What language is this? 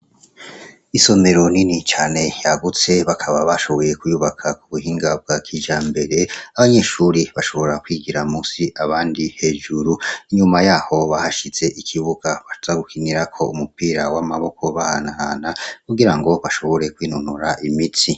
Rundi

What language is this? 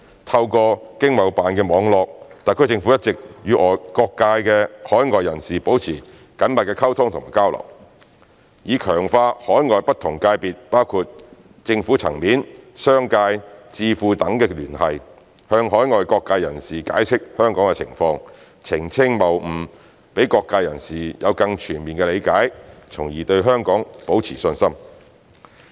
Cantonese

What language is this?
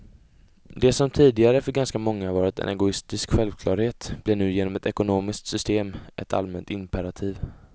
Swedish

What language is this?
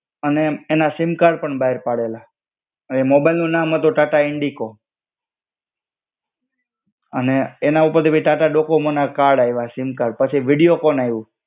Gujarati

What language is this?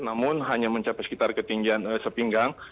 Indonesian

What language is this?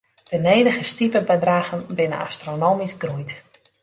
Western Frisian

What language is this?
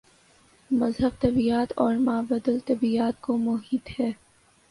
Urdu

